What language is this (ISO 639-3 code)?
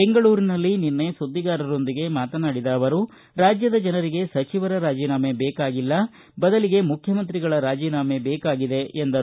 kan